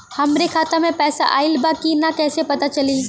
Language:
Bhojpuri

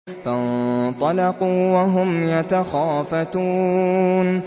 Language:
Arabic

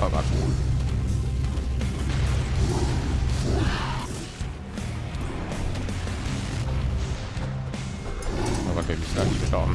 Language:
German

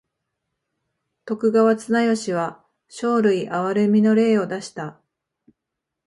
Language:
Japanese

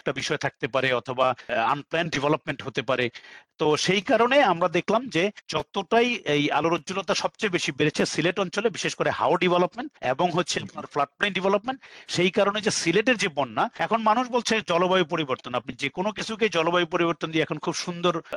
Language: Bangla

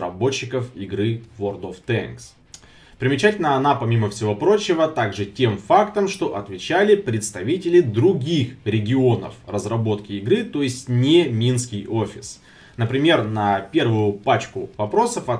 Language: Russian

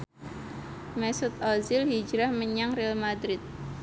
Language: Javanese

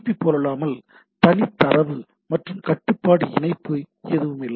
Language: Tamil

